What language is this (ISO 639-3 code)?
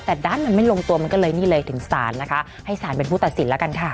tha